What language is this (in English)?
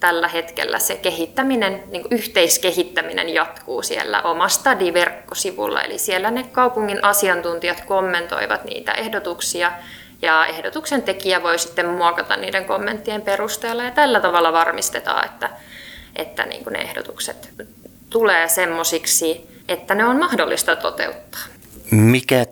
Finnish